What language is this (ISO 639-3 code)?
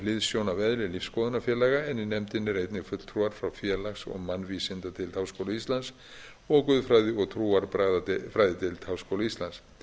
isl